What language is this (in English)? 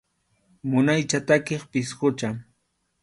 Arequipa-La Unión Quechua